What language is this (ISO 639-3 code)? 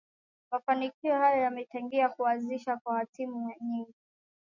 swa